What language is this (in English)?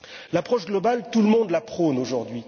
French